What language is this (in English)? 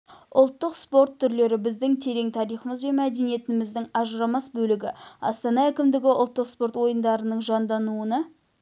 Kazakh